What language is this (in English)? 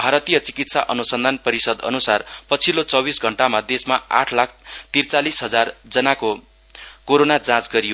Nepali